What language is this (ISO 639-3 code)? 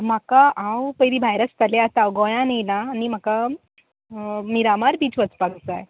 kok